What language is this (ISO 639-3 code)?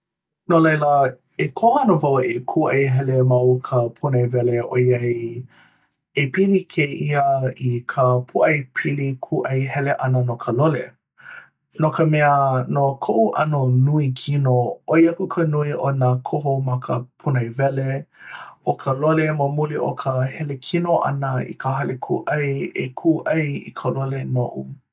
haw